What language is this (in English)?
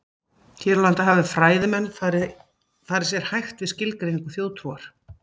Icelandic